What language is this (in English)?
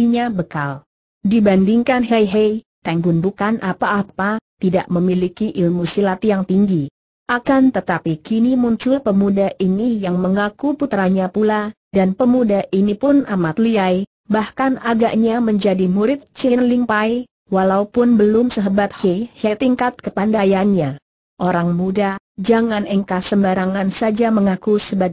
Indonesian